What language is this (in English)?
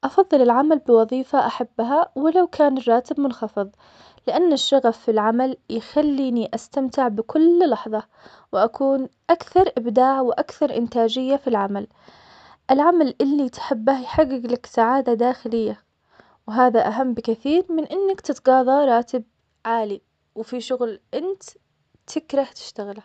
Omani Arabic